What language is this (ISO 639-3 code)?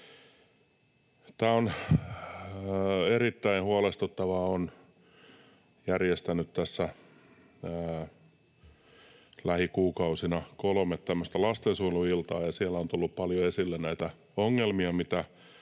fin